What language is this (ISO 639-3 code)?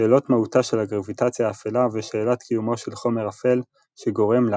heb